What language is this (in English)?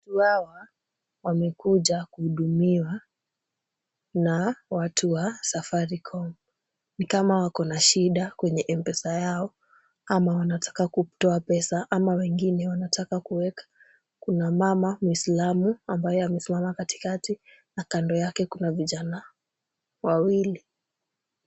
Swahili